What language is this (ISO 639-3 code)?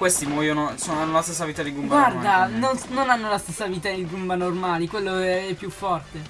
ita